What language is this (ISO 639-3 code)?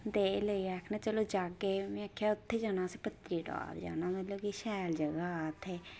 doi